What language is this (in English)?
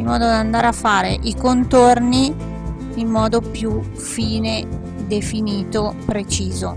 Italian